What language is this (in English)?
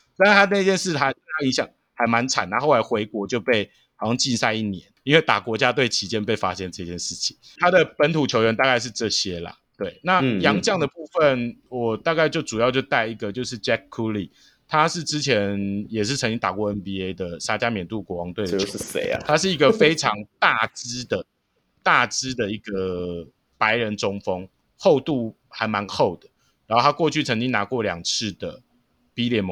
Chinese